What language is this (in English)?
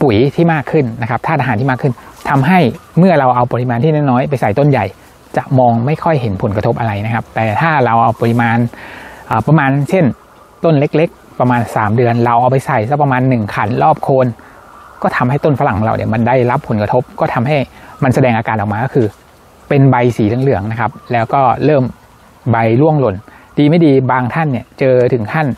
Thai